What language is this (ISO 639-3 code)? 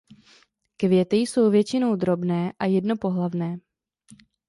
ces